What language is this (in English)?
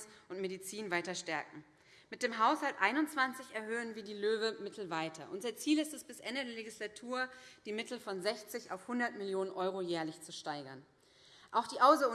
German